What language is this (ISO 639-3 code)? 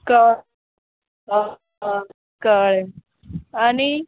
kok